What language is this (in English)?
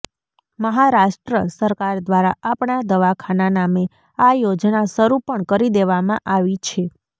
Gujarati